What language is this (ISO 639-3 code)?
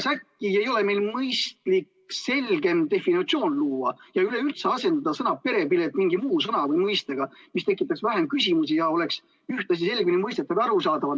est